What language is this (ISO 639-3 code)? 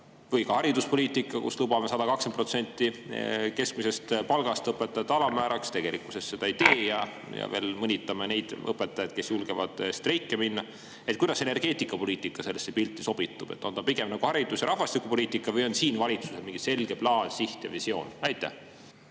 est